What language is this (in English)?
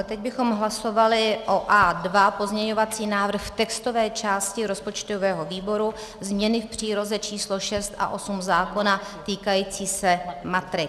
Czech